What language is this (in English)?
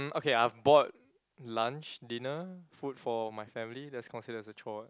English